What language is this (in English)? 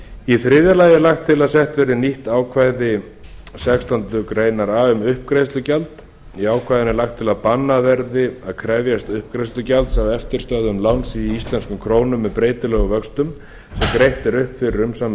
Icelandic